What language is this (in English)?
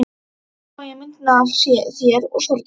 Icelandic